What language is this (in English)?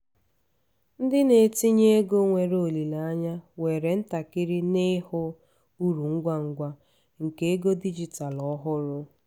Igbo